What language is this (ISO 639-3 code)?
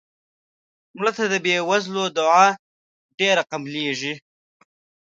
pus